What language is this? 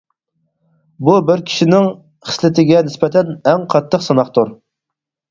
Uyghur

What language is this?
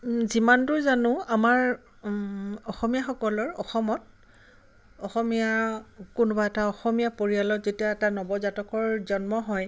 Assamese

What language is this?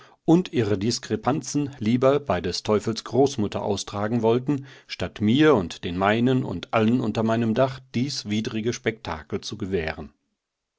German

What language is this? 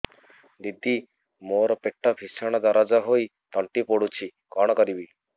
Odia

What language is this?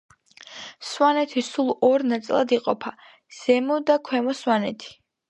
Georgian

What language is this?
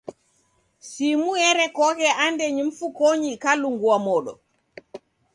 Taita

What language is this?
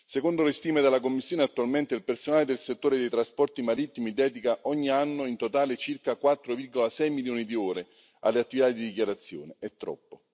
Italian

